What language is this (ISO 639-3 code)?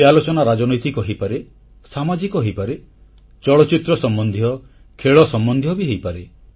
ori